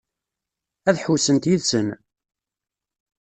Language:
Kabyle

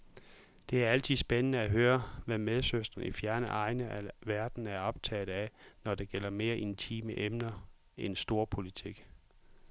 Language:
Danish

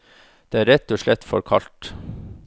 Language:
Norwegian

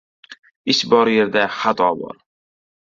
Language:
Uzbek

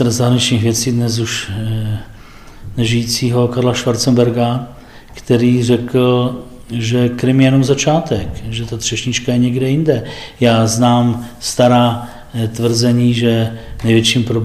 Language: Czech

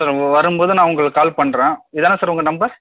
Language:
Tamil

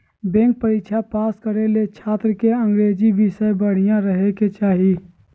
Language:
Magahi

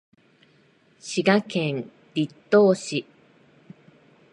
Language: Japanese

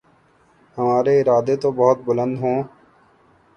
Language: Urdu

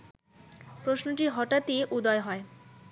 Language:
Bangla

